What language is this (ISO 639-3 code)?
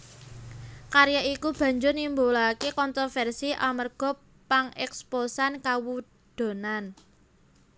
jav